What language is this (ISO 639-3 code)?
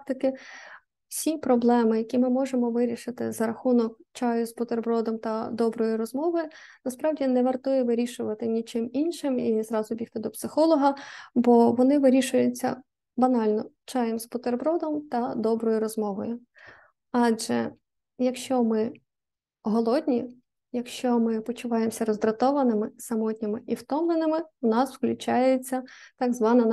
ukr